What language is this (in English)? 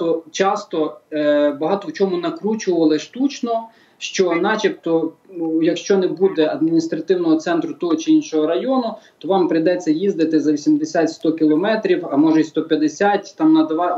Ukrainian